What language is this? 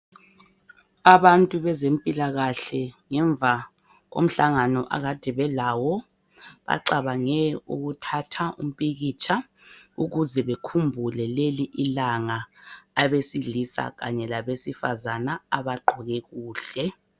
North Ndebele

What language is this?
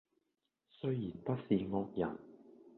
Cantonese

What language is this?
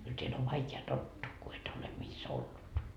Finnish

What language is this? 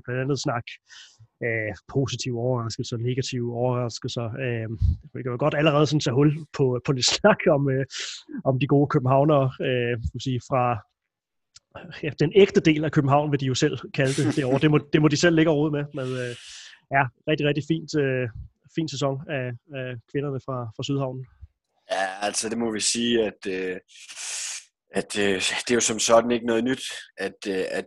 Danish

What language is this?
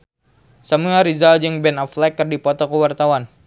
Sundanese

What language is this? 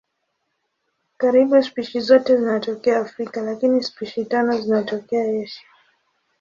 Swahili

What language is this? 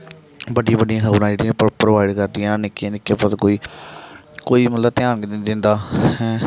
Dogri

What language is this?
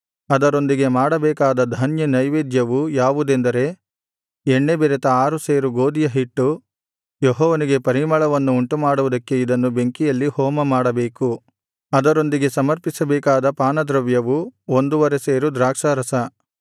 Kannada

